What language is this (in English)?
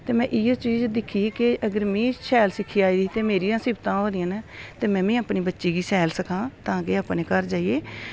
Dogri